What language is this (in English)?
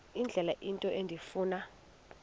Xhosa